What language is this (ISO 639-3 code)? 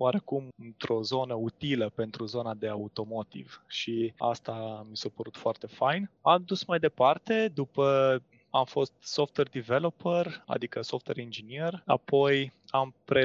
ron